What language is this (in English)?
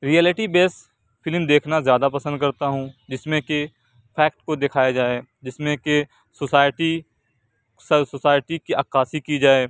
Urdu